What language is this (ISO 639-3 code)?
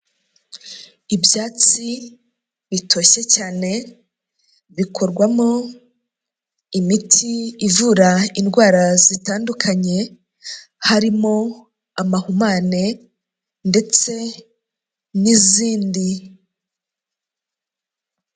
kin